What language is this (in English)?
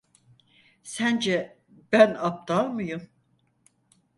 Turkish